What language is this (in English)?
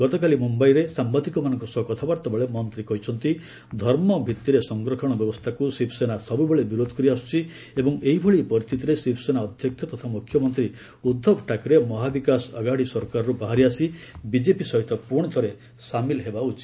Odia